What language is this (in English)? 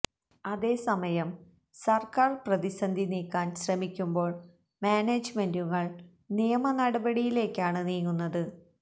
Malayalam